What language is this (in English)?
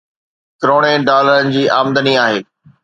Sindhi